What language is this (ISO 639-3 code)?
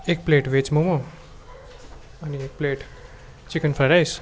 nep